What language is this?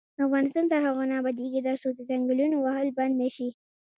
Pashto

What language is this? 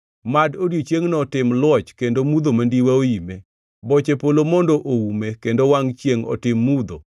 Luo (Kenya and Tanzania)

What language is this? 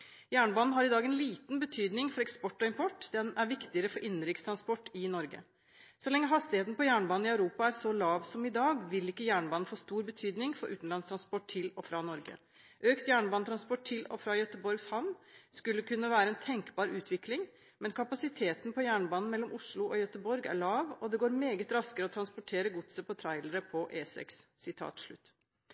Norwegian Bokmål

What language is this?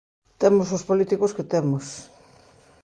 Galician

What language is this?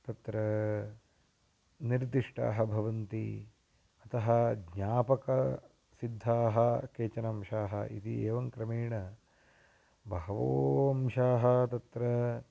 Sanskrit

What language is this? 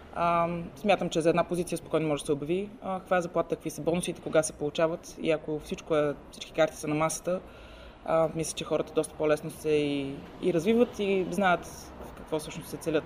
Bulgarian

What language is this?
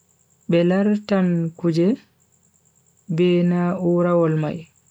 Bagirmi Fulfulde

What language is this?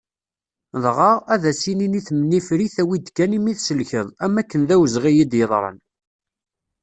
Kabyle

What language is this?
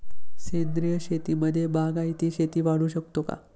Marathi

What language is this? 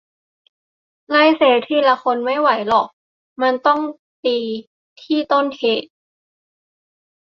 Thai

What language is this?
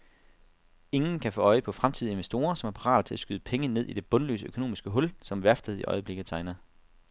Danish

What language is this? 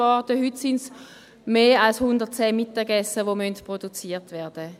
Swiss German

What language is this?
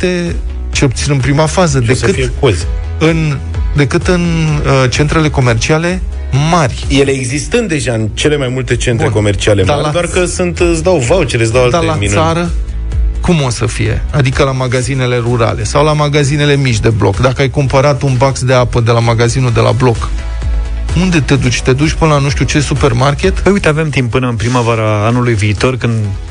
Romanian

